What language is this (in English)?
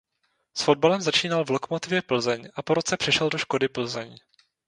Czech